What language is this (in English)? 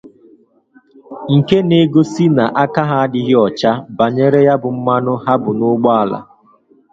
Igbo